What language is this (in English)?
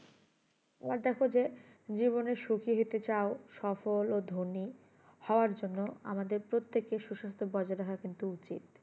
Bangla